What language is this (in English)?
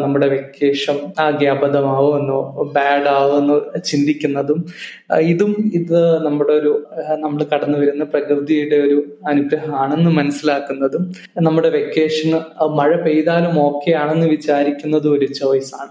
Malayalam